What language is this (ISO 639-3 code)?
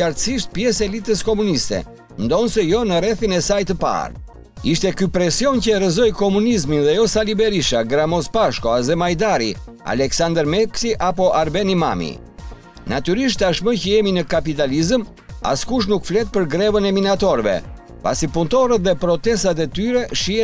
ron